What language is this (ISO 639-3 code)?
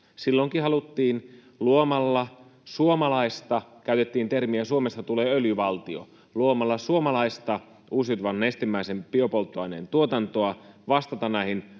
fin